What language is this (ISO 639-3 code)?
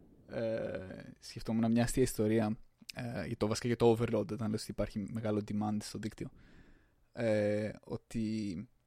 ell